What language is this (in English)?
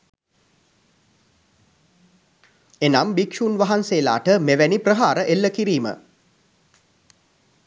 Sinhala